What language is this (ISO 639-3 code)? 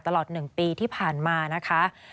tha